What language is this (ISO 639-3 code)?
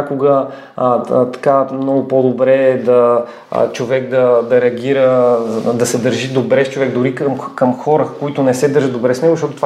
bul